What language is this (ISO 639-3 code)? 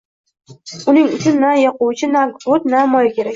uzb